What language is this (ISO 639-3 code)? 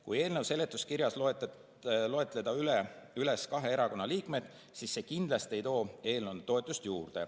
est